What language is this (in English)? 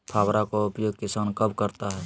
Magahi